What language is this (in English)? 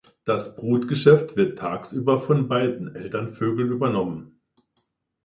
German